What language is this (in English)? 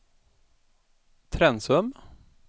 Swedish